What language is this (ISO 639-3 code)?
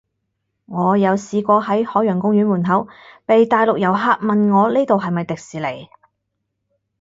yue